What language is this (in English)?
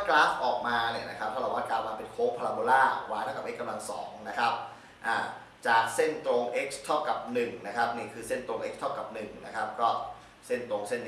Thai